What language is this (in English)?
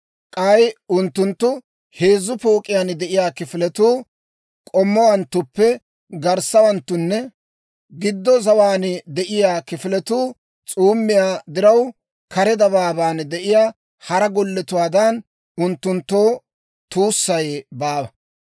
Dawro